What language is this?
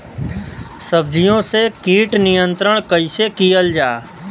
Bhojpuri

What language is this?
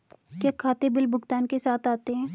Hindi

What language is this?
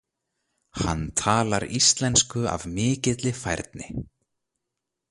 Icelandic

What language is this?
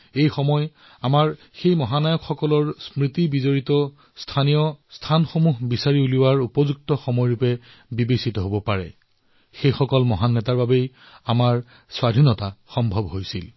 Assamese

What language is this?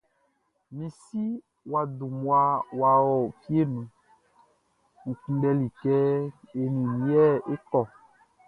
Baoulé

